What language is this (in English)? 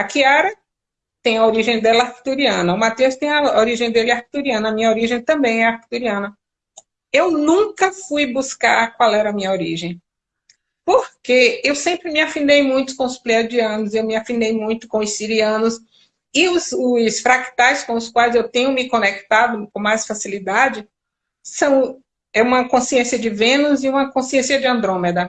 Portuguese